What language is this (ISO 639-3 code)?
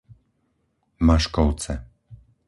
slk